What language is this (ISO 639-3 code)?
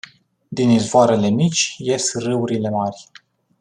ron